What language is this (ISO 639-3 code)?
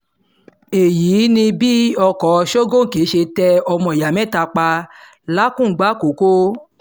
yor